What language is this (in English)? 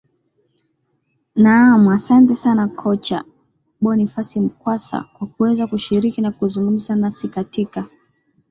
Swahili